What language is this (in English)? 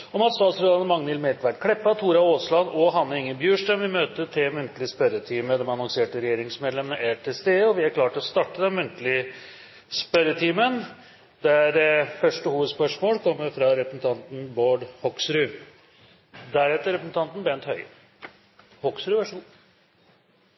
Norwegian Nynorsk